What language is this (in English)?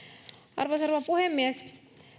Finnish